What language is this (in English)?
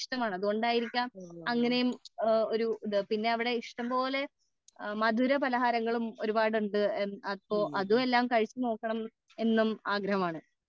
Malayalam